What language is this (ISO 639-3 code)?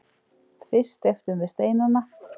isl